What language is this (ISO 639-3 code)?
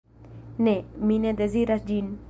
epo